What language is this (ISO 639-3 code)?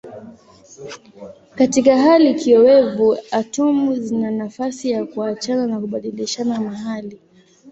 swa